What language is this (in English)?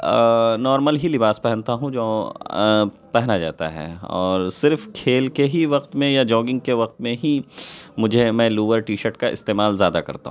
Urdu